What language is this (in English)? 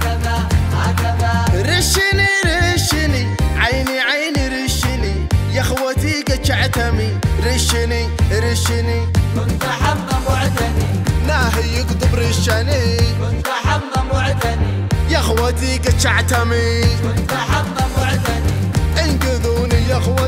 Arabic